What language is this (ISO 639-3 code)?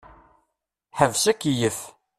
kab